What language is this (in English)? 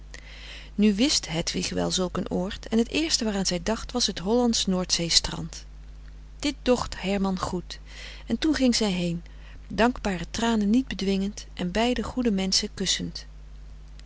Dutch